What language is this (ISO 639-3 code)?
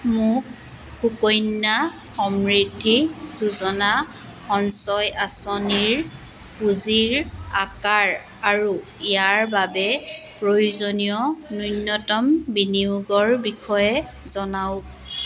asm